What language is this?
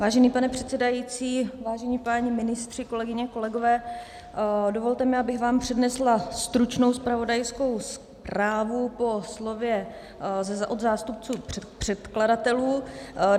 Czech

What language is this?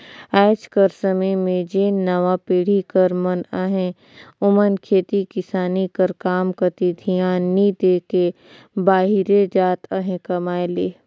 Chhattisgarhi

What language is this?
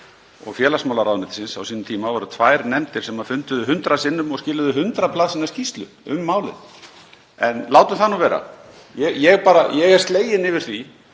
Icelandic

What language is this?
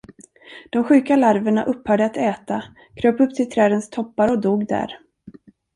Swedish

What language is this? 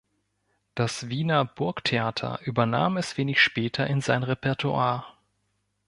German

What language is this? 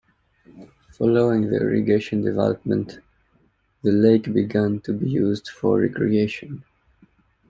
English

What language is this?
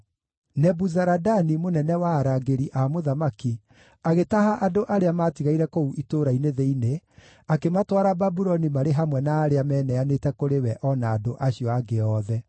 Kikuyu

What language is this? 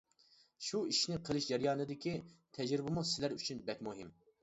Uyghur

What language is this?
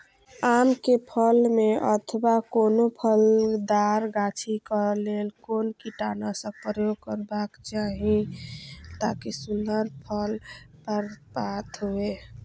Maithili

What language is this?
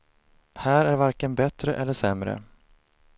Swedish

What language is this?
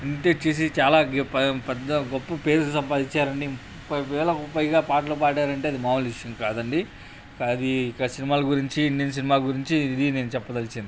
Telugu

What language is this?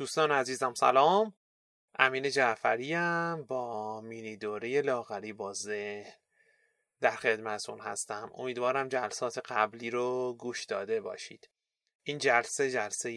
Persian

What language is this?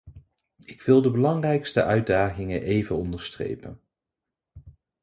Dutch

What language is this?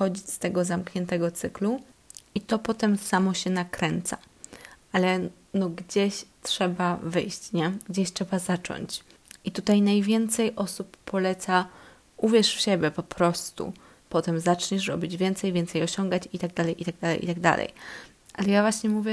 Polish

